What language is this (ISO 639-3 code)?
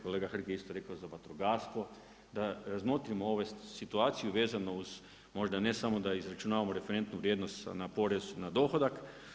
hrv